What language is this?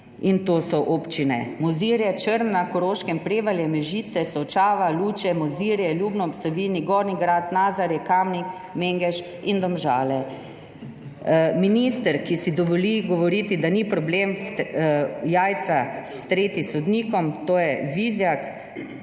Slovenian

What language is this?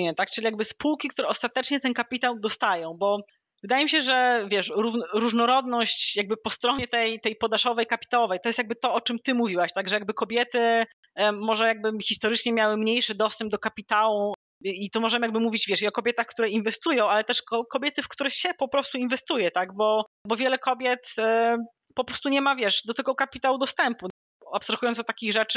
Polish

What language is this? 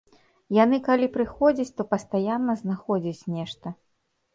Belarusian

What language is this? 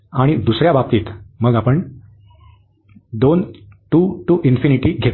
Marathi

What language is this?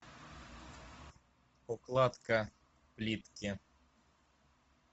Russian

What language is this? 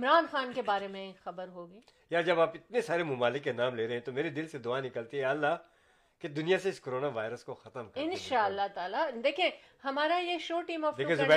Urdu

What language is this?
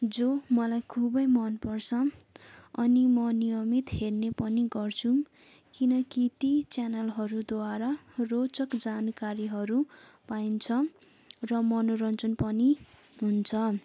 Nepali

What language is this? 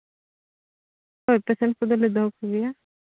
Santali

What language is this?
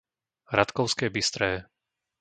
Slovak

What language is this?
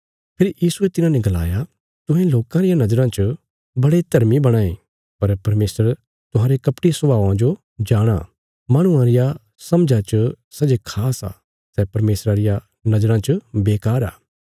Bilaspuri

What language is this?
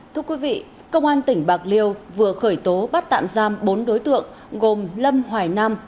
Vietnamese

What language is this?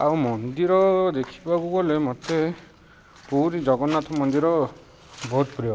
Odia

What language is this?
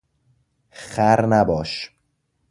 Persian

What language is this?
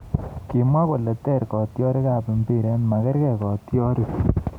Kalenjin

